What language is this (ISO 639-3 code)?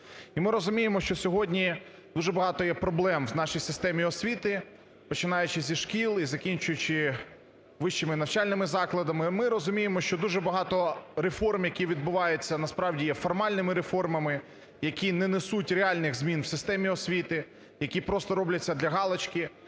ukr